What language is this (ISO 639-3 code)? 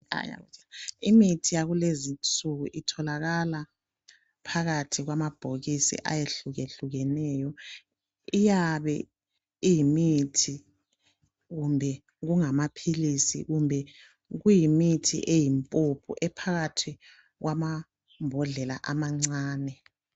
nde